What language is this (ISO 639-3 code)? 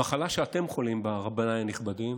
heb